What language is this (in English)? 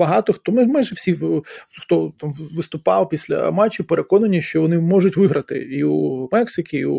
Ukrainian